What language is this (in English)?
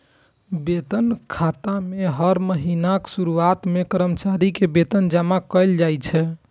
Maithili